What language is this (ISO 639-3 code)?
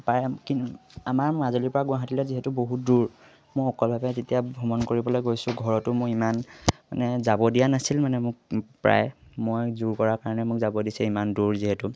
asm